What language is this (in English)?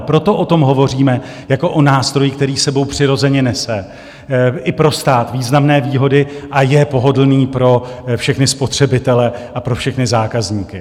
Czech